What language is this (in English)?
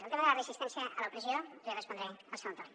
Catalan